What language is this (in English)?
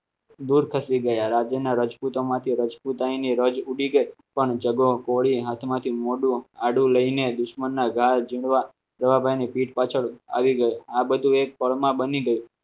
Gujarati